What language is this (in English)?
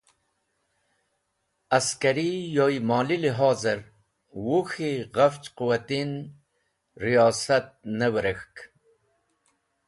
Wakhi